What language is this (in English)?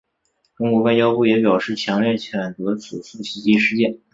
Chinese